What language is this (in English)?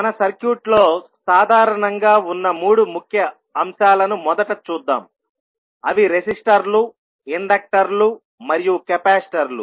Telugu